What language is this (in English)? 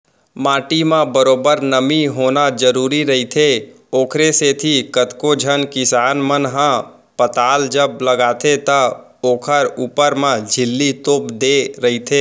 Chhattisgarhi